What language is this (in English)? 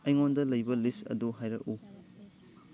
Manipuri